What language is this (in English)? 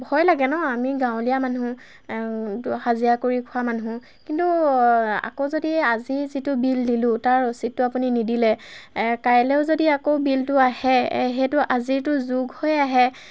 Assamese